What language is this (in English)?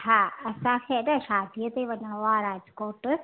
Sindhi